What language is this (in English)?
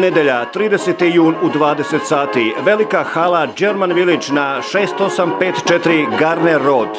Romanian